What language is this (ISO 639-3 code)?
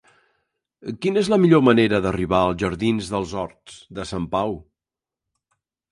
cat